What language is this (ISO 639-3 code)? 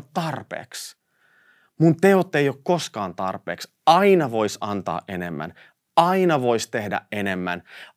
fin